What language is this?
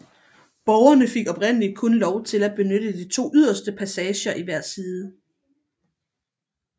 Danish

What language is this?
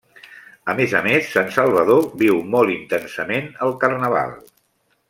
Catalan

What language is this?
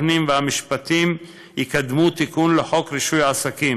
Hebrew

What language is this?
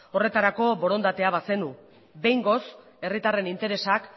Basque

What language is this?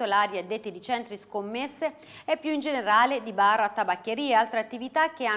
Italian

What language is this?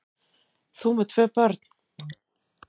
Icelandic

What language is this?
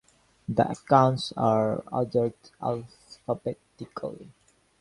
English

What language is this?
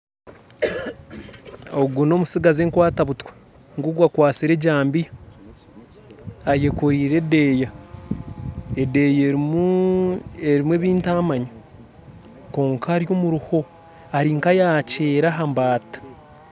Nyankole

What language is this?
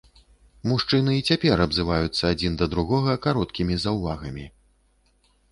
Belarusian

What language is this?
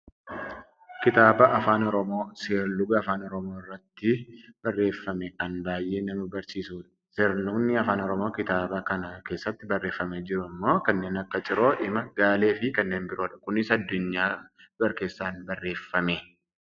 Oromo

